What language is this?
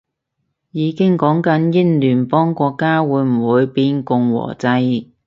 Cantonese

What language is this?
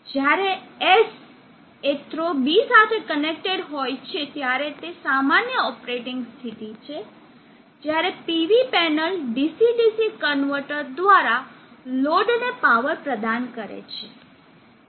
Gujarati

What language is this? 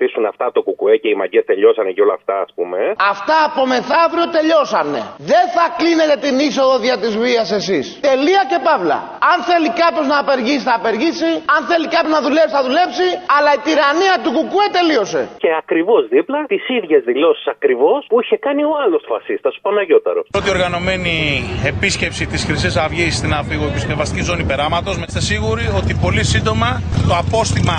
Greek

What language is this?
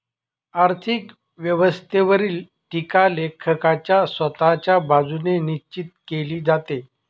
Marathi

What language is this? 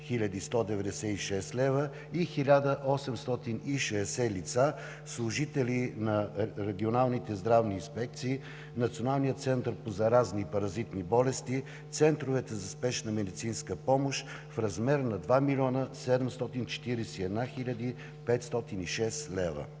Bulgarian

